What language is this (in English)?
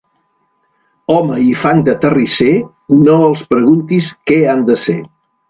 Catalan